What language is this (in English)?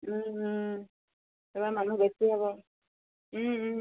Assamese